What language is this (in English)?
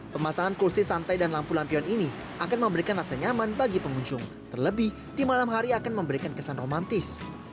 Indonesian